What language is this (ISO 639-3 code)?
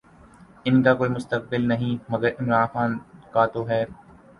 urd